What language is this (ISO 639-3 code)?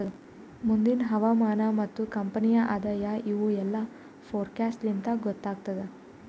kan